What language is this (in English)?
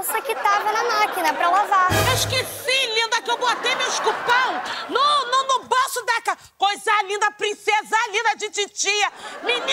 Portuguese